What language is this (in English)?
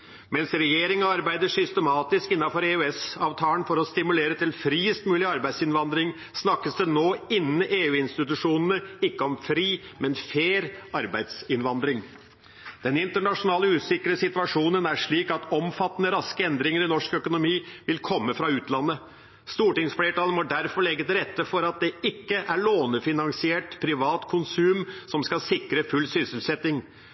Norwegian Bokmål